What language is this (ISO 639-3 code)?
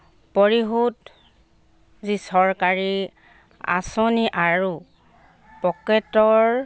asm